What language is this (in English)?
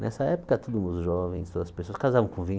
Portuguese